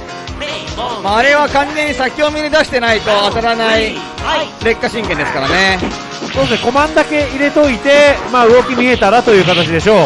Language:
Japanese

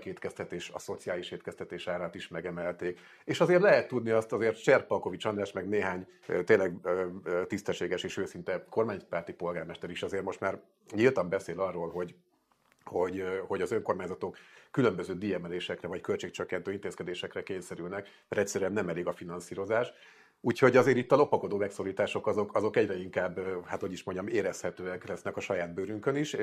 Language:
Hungarian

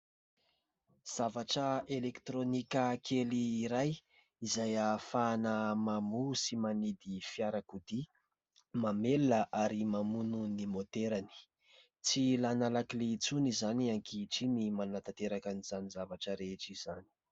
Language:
Malagasy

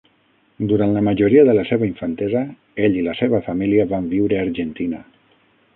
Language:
Catalan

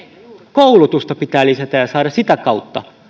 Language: Finnish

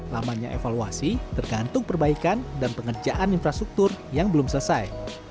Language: Indonesian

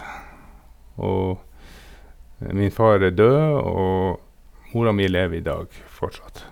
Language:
Norwegian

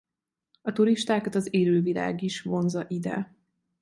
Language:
Hungarian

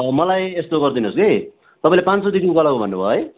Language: Nepali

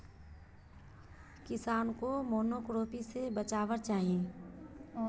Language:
Magahi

